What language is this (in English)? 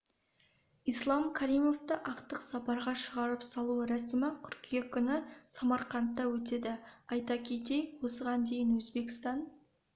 Kazakh